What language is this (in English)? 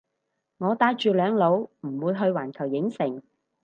Cantonese